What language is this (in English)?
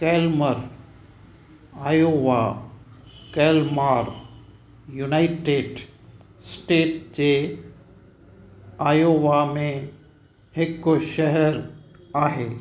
Sindhi